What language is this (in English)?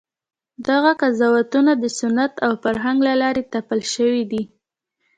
Pashto